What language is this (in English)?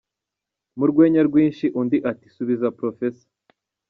Kinyarwanda